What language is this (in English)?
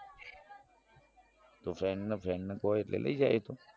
Gujarati